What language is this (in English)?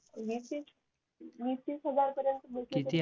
Marathi